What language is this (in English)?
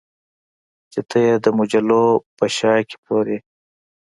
Pashto